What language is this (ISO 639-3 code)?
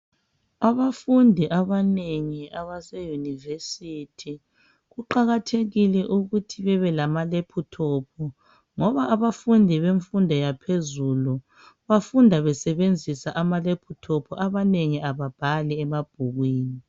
nde